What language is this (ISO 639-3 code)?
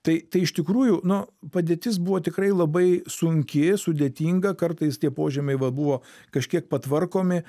lit